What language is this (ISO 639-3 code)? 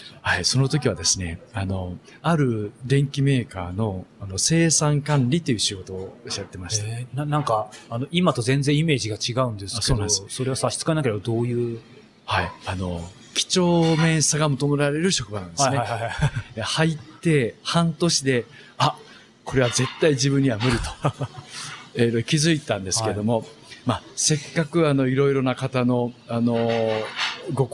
jpn